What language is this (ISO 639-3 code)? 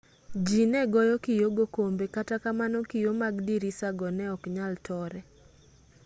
luo